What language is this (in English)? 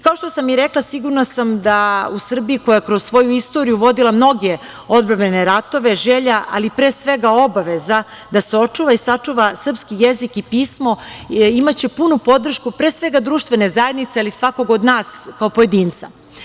Serbian